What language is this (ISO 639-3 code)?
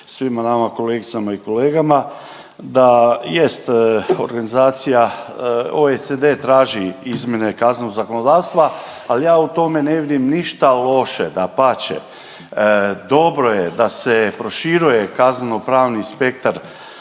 hrv